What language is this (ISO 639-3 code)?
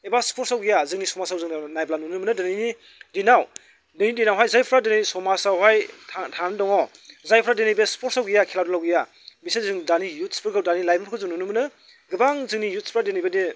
brx